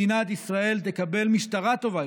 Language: Hebrew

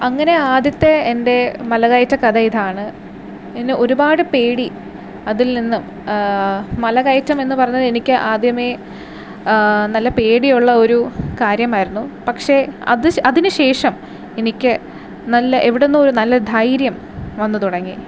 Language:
Malayalam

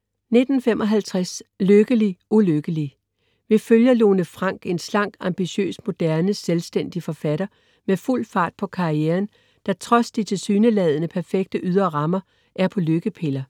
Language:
Danish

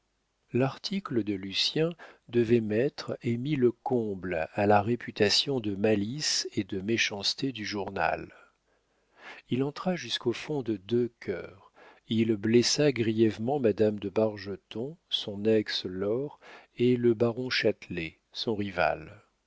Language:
French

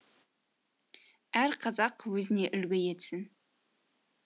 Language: Kazakh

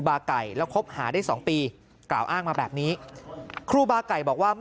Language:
Thai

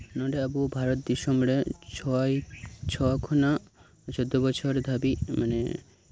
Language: Santali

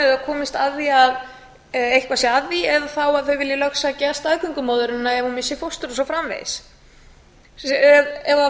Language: Icelandic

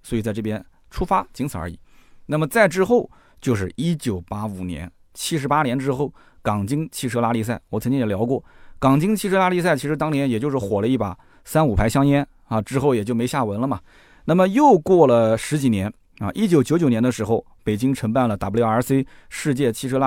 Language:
Chinese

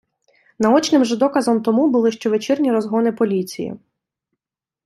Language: Ukrainian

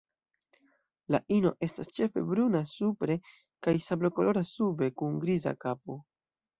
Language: Esperanto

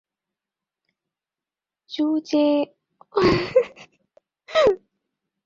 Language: Bangla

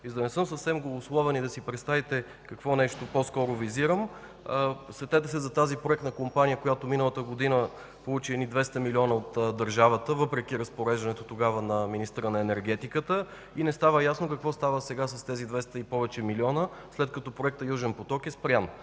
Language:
Bulgarian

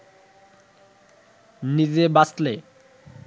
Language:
Bangla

